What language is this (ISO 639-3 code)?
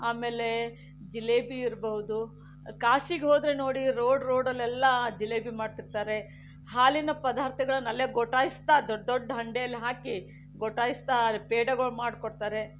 kan